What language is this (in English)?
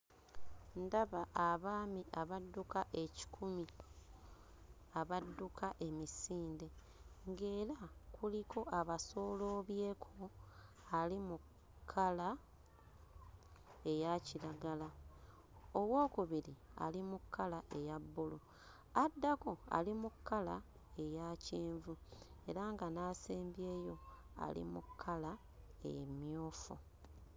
Ganda